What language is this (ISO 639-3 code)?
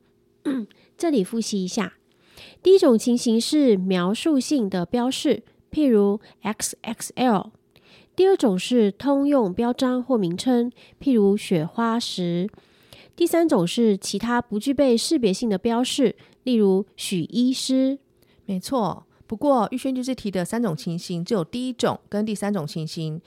zho